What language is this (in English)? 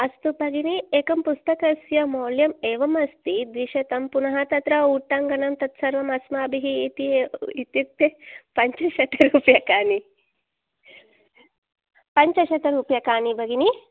Sanskrit